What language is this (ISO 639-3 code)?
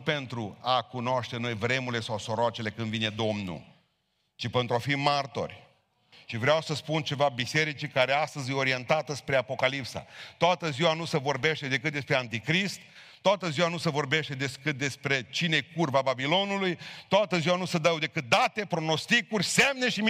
ron